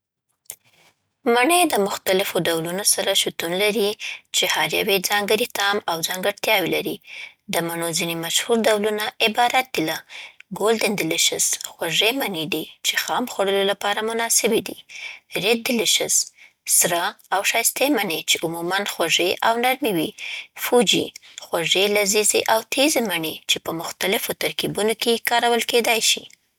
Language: Southern Pashto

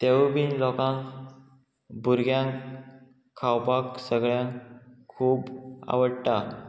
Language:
Konkani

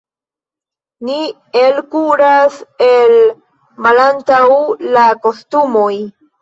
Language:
Esperanto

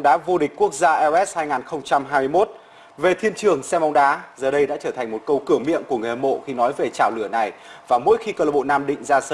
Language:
Vietnamese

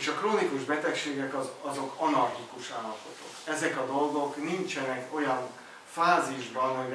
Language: Hungarian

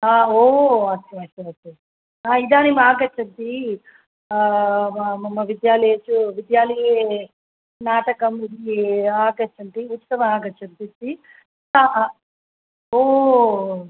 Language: Sanskrit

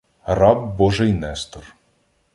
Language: Ukrainian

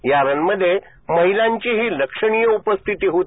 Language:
Marathi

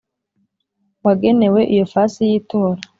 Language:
Kinyarwanda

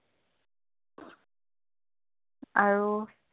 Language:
Assamese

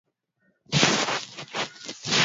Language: Swahili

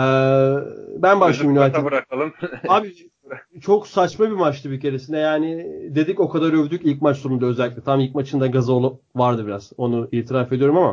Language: Turkish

